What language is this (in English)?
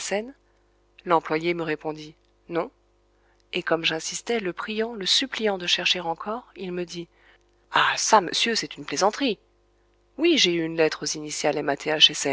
French